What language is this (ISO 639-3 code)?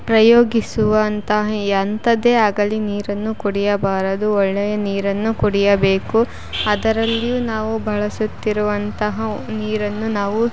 kan